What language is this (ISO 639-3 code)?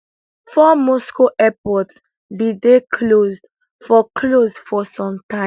pcm